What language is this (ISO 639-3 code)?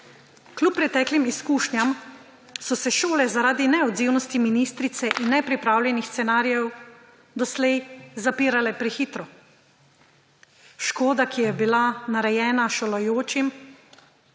slv